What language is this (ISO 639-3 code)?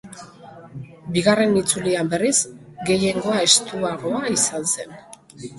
eus